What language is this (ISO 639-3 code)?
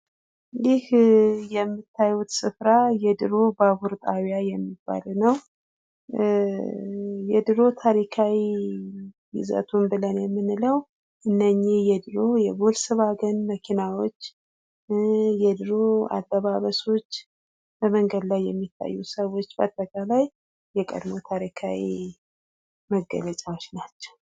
amh